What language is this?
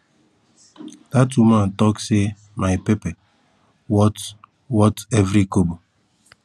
Nigerian Pidgin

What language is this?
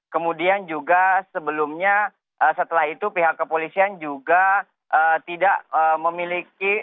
Indonesian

